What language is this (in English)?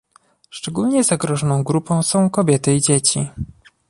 Polish